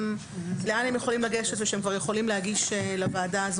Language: Hebrew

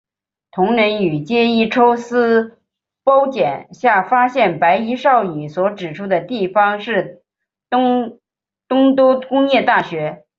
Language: Chinese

